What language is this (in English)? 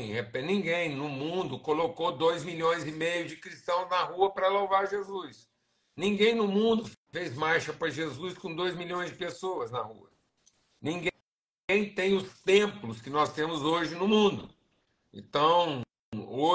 Portuguese